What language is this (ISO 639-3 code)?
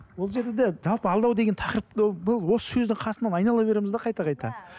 kaz